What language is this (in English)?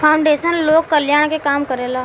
Bhojpuri